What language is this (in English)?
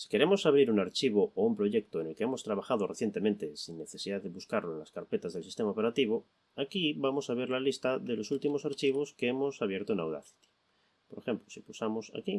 Spanish